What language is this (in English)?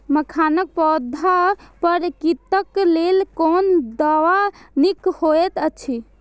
Maithili